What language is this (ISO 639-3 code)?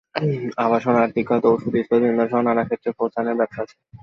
ben